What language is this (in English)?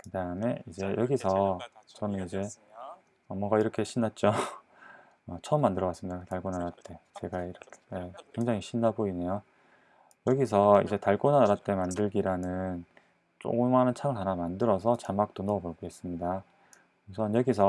Korean